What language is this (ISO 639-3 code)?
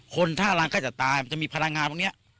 tha